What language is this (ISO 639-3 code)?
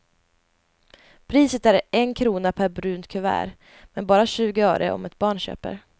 swe